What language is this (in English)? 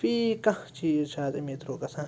Kashmiri